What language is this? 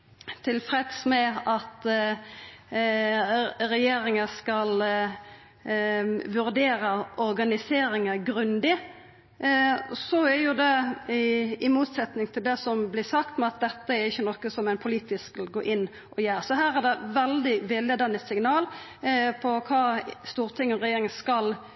Norwegian Nynorsk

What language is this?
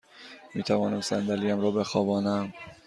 Persian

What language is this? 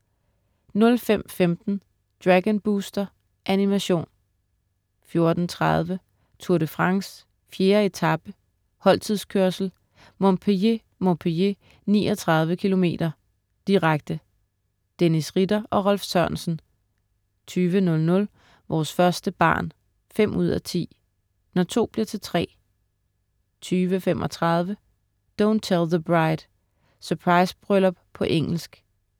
Danish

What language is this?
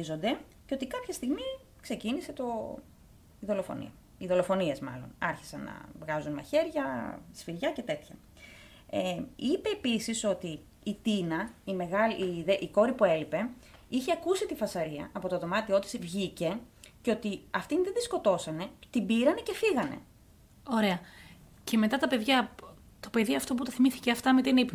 Greek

